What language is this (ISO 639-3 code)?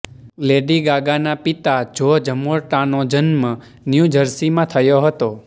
guj